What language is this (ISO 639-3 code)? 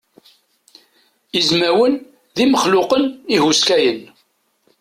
kab